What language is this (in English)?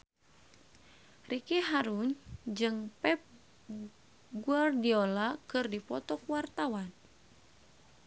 Sundanese